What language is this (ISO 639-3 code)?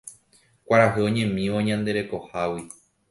grn